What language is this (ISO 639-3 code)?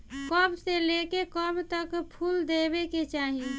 bho